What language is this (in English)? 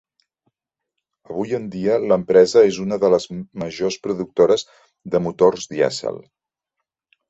Catalan